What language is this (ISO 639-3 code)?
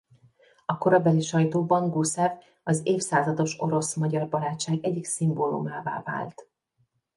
hun